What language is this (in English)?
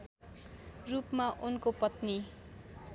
Nepali